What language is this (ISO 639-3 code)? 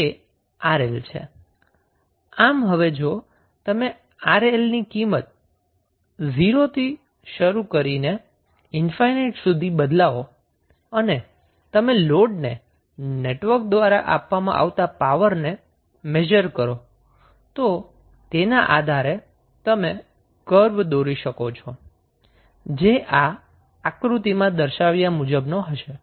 guj